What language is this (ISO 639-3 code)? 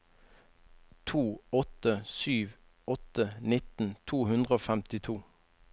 nor